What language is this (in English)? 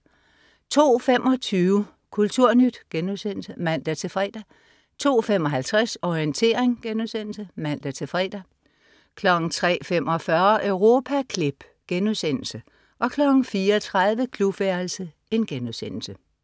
Danish